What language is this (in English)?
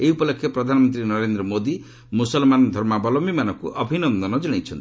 Odia